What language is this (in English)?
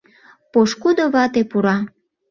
Mari